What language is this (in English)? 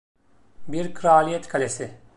Turkish